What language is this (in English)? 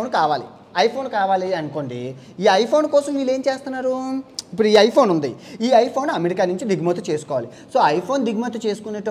Indonesian